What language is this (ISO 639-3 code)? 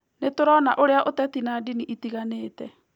kik